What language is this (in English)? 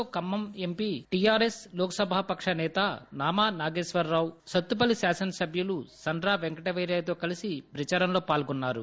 Telugu